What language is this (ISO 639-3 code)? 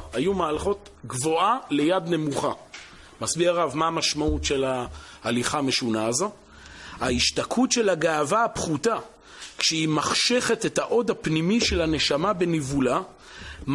heb